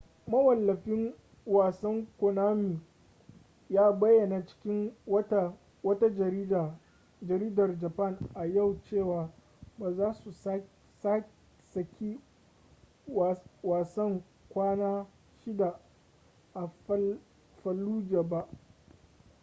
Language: Hausa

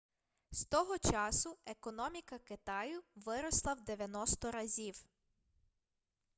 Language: Ukrainian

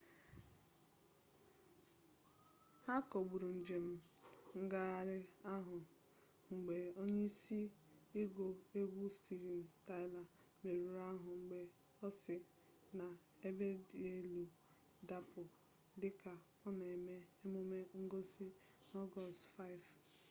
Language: Igbo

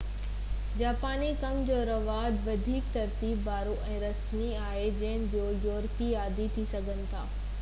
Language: Sindhi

